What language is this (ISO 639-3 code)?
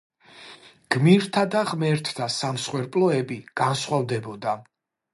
kat